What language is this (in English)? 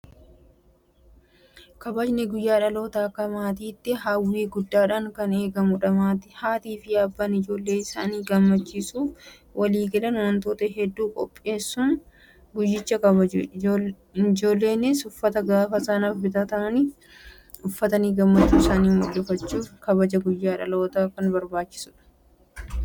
Oromo